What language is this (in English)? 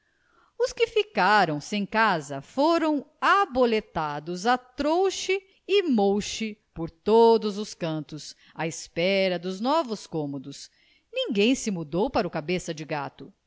Portuguese